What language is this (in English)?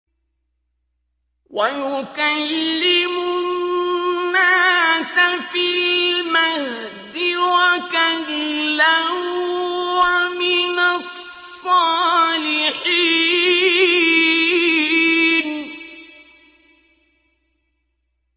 Arabic